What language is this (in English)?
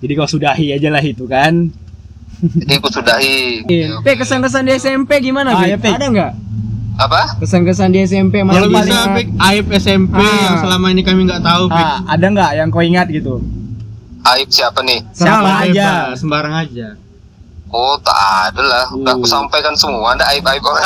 Indonesian